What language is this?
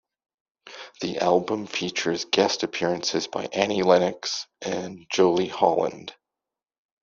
English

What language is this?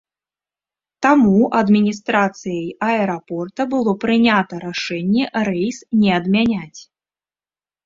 Belarusian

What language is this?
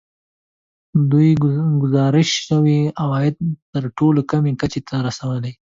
Pashto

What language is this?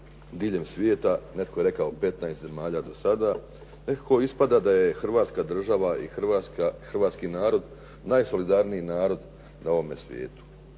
Croatian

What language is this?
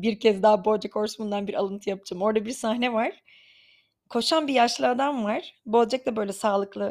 Turkish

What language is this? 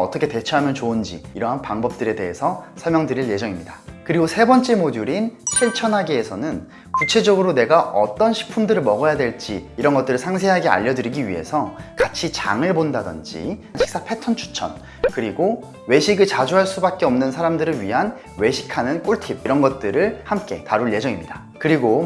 Korean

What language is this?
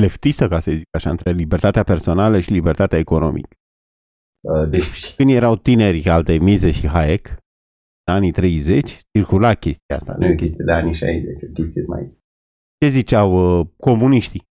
Romanian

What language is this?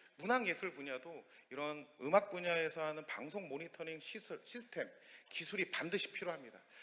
Korean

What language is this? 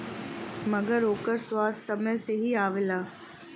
Bhojpuri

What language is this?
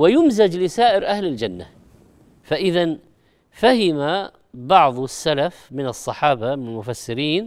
Arabic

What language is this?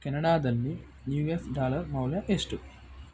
Kannada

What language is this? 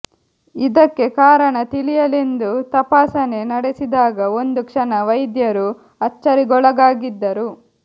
Kannada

